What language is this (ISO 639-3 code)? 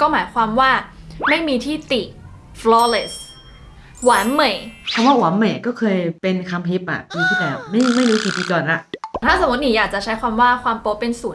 tha